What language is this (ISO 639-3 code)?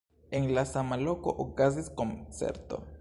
epo